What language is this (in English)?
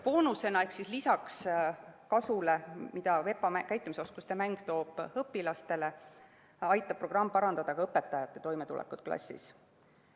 Estonian